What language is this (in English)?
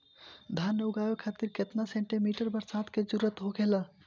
Bhojpuri